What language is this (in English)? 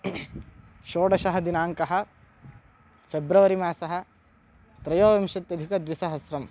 Sanskrit